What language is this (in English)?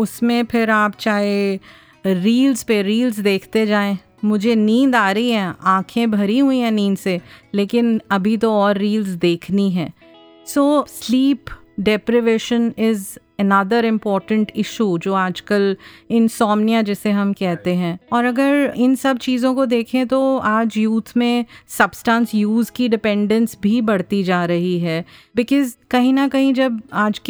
Hindi